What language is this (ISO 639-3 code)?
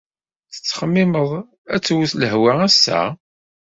kab